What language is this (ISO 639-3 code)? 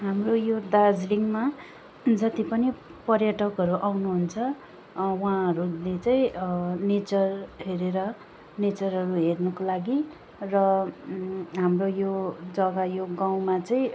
nep